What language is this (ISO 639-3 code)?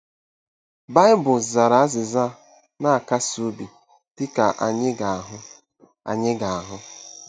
ibo